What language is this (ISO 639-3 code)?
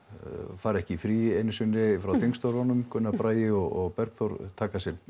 isl